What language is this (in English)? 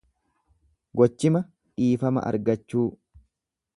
Oromo